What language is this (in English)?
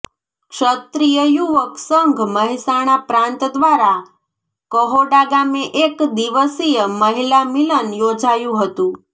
Gujarati